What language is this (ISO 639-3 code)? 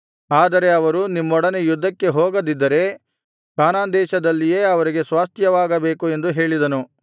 kan